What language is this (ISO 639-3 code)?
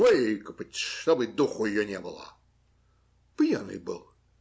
rus